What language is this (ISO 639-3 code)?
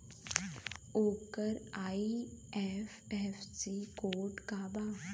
bho